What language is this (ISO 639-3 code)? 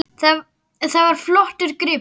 isl